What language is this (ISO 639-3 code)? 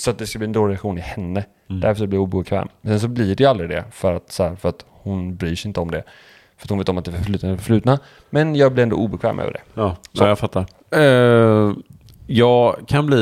swe